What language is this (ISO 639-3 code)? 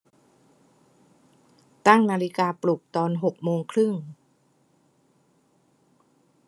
tha